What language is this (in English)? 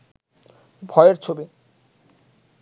Bangla